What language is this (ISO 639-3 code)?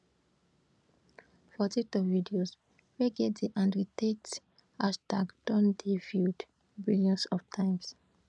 pcm